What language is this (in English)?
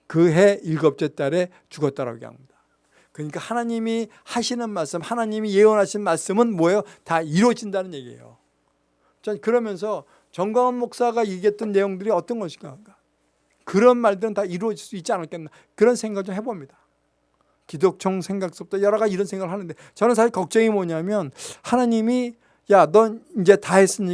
Korean